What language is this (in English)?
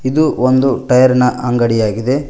Kannada